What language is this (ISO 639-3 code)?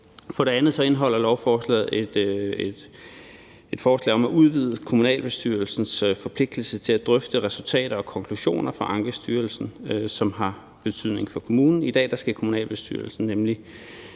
dan